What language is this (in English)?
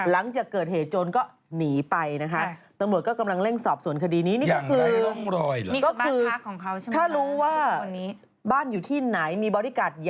Thai